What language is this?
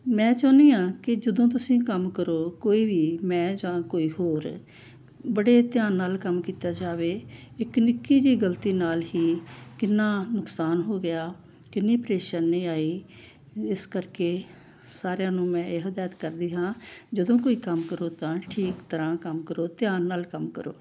Punjabi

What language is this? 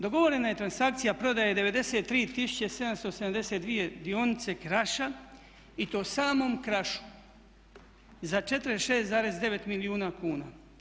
Croatian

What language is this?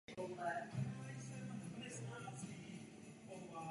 Czech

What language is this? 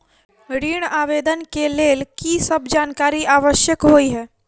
Maithili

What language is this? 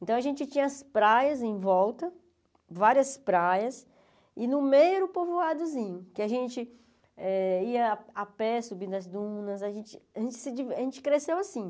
Portuguese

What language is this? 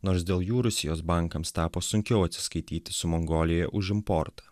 Lithuanian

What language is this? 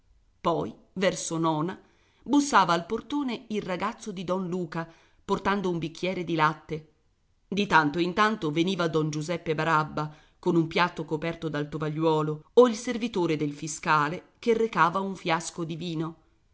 Italian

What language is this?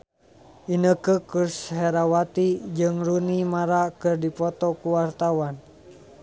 Sundanese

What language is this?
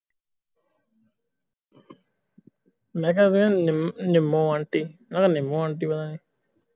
Punjabi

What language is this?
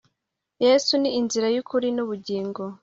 Kinyarwanda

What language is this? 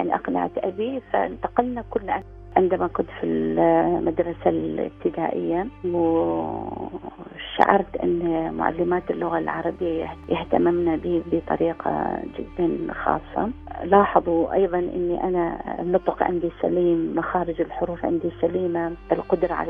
Arabic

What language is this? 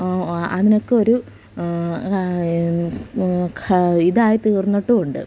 Malayalam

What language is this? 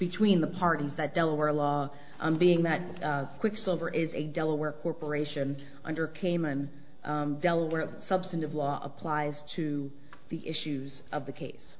English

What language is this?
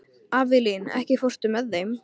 Icelandic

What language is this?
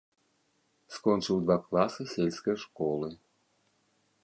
Belarusian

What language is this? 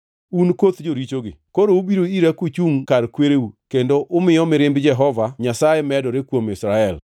Luo (Kenya and Tanzania)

